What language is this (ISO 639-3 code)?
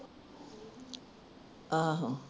pan